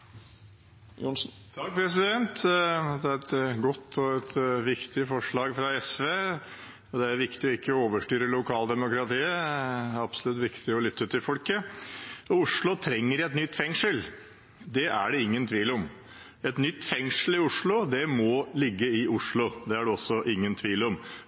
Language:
Norwegian Bokmål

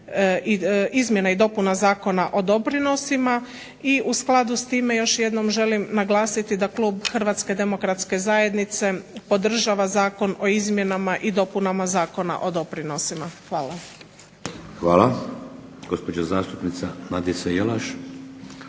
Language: Croatian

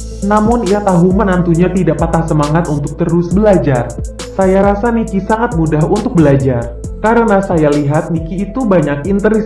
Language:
Indonesian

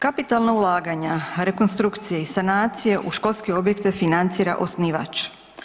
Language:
Croatian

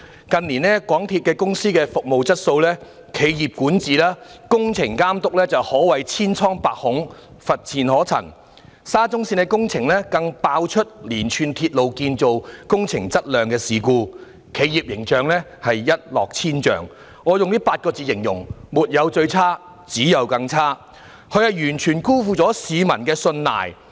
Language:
Cantonese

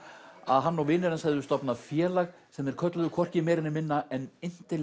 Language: Icelandic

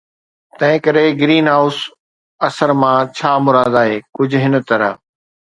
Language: Sindhi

